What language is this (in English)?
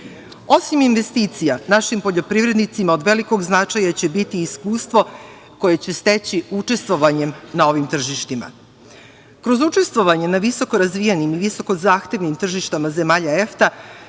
Serbian